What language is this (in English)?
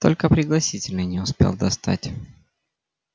Russian